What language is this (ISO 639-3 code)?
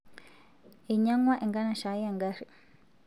mas